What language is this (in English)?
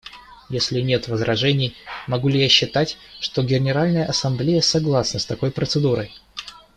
Russian